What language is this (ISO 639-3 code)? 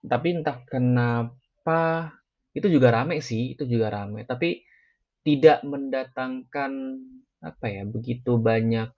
ind